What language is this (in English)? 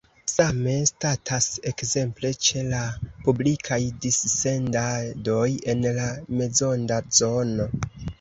Esperanto